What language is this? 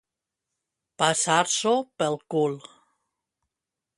Catalan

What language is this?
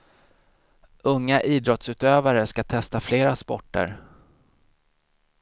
Swedish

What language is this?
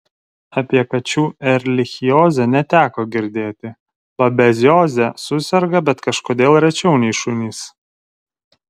Lithuanian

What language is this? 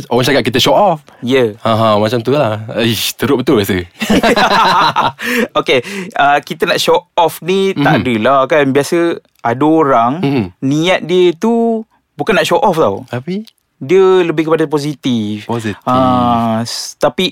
Malay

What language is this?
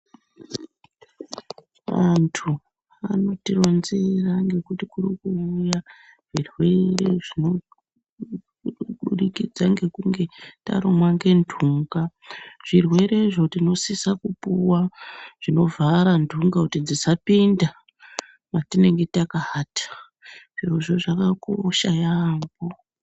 Ndau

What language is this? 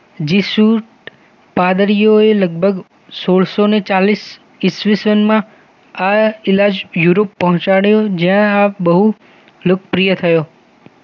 Gujarati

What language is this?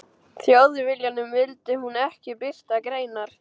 Icelandic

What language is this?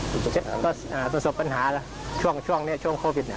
Thai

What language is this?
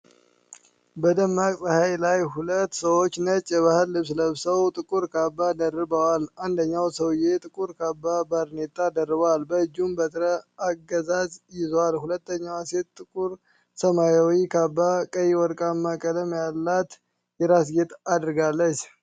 Amharic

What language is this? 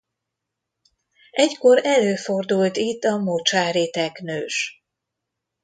Hungarian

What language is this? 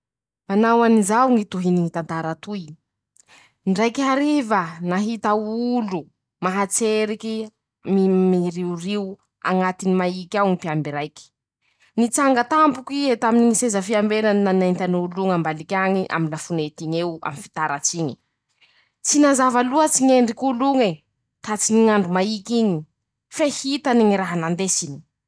Masikoro Malagasy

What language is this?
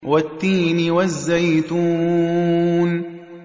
Arabic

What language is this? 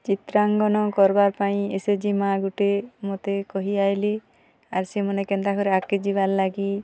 Odia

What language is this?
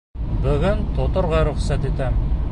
Bashkir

